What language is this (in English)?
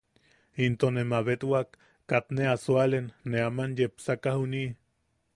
Yaqui